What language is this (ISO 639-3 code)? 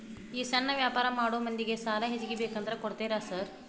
kan